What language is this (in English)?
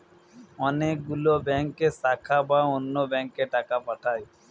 Bangla